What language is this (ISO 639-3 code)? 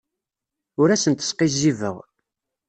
kab